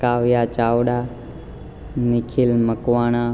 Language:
Gujarati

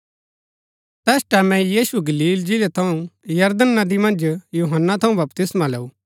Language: Gaddi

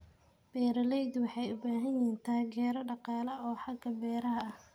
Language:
Somali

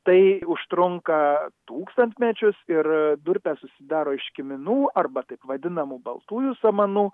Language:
Lithuanian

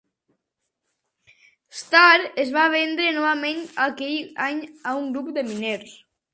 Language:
Catalan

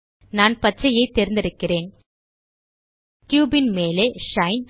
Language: Tamil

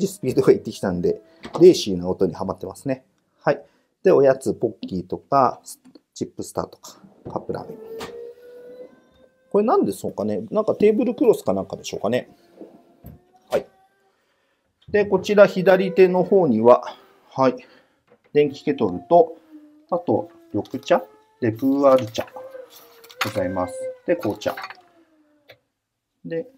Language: Japanese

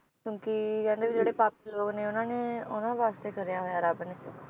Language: Punjabi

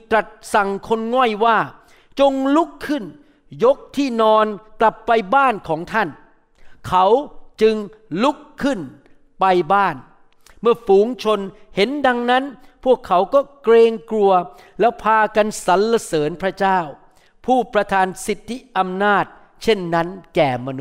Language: Thai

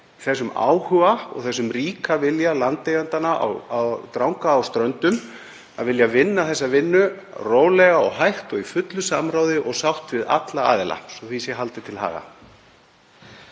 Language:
Icelandic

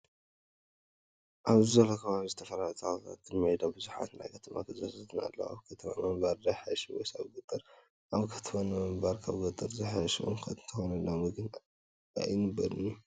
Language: Tigrinya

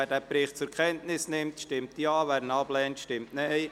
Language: Swiss German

